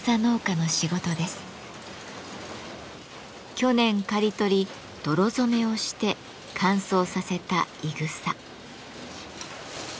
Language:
Japanese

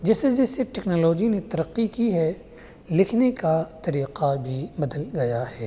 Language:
Urdu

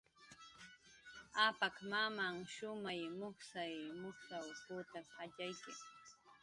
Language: Jaqaru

